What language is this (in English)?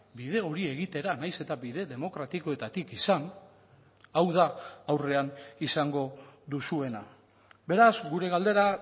Basque